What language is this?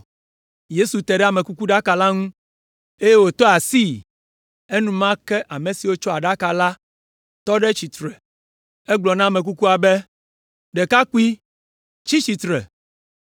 Ewe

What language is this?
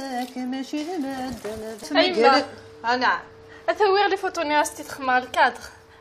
Arabic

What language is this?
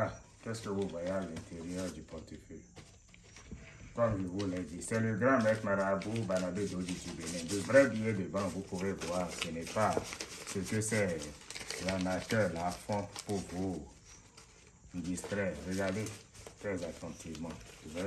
French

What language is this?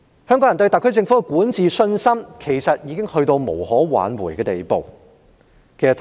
Cantonese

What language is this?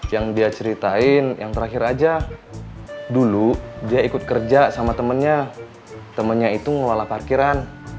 Indonesian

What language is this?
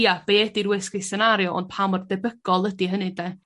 Welsh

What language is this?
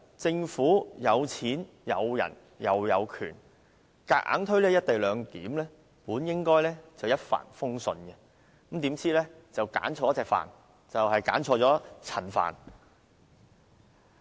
Cantonese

